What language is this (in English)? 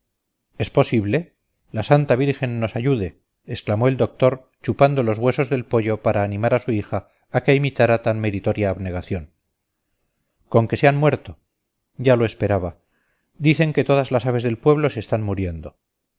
Spanish